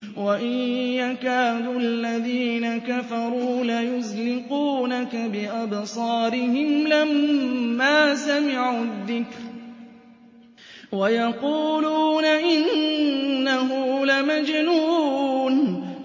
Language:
Arabic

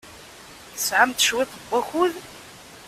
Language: Kabyle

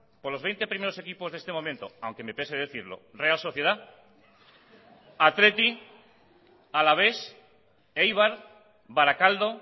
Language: Spanish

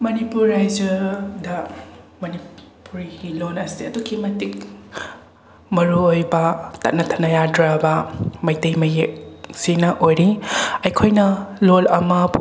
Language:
Manipuri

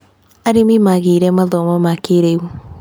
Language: Kikuyu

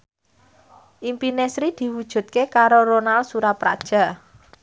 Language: Javanese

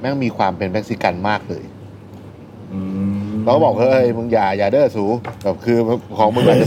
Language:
Thai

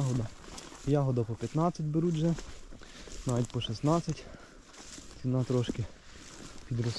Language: Ukrainian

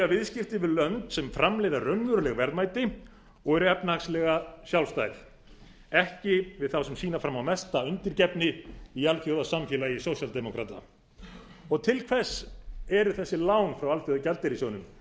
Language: Icelandic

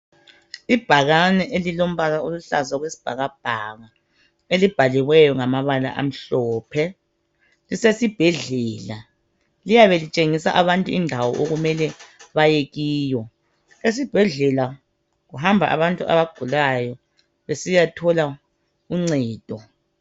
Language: North Ndebele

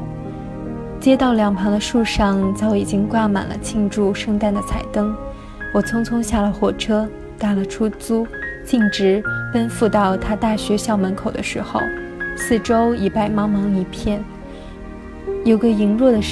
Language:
Chinese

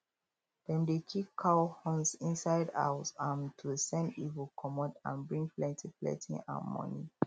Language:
Nigerian Pidgin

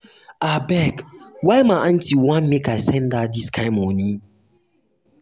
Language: Nigerian Pidgin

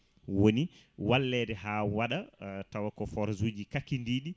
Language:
Fula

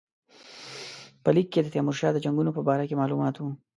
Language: Pashto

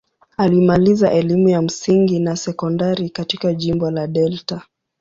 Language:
Swahili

